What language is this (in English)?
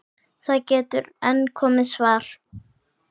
Icelandic